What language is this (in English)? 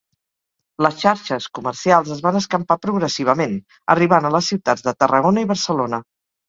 Catalan